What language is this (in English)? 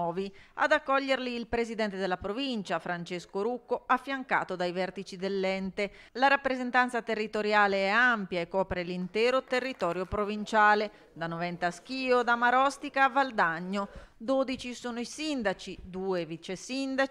Italian